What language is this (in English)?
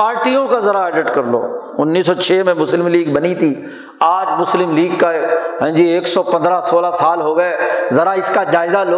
Urdu